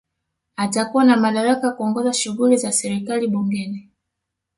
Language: Swahili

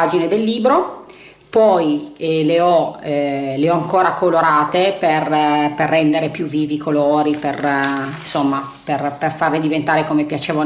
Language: Italian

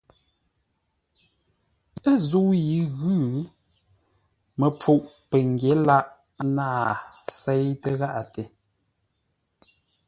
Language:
Ngombale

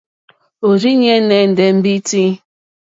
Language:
Mokpwe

